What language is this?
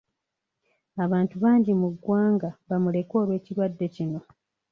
Ganda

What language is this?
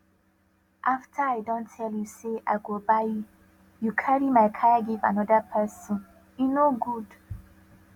Nigerian Pidgin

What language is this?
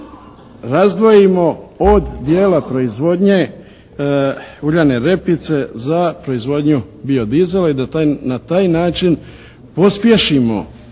Croatian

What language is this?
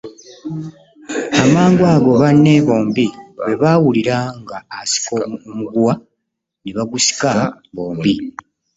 Ganda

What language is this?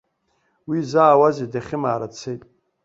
Abkhazian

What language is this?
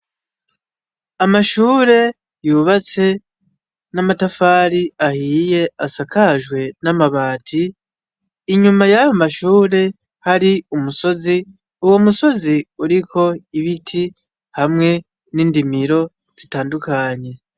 Rundi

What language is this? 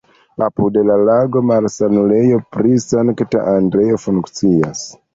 Esperanto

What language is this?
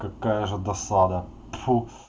Russian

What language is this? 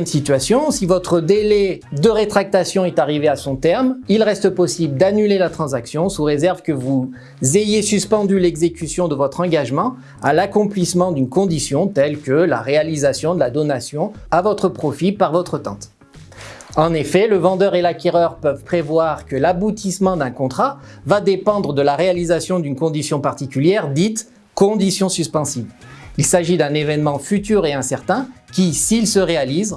French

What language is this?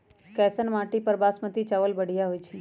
Magahi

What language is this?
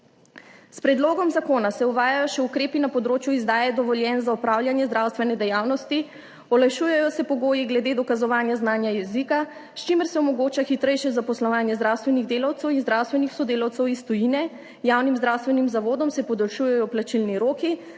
Slovenian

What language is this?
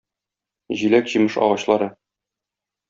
Tatar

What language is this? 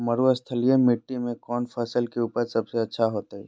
Magahi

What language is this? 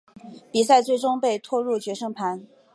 Chinese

